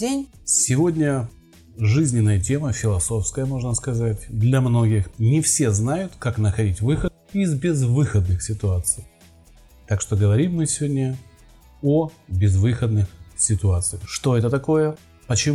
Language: Russian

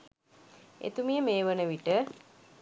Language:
Sinhala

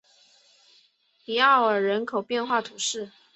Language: Chinese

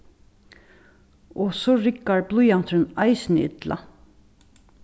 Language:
Faroese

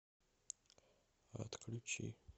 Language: Russian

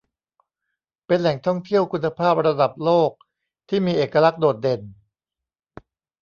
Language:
Thai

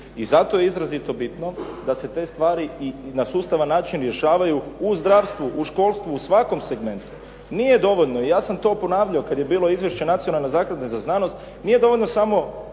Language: Croatian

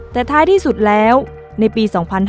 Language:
Thai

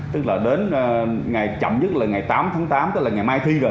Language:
Vietnamese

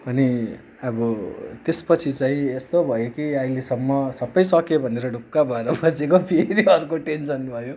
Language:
Nepali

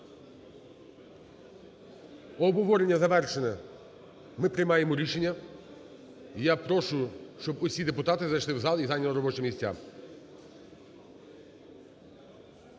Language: Ukrainian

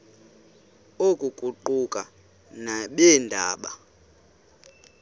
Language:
Xhosa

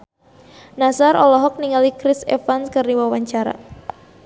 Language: Sundanese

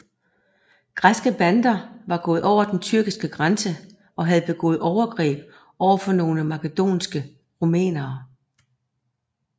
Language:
Danish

